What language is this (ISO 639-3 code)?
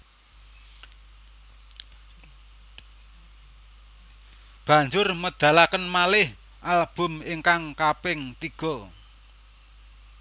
jav